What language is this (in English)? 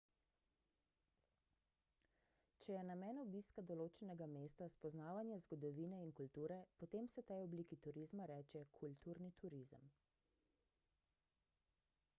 Slovenian